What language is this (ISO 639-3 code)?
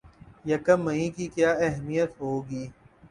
urd